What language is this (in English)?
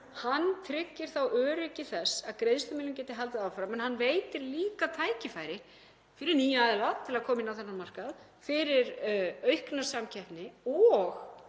Icelandic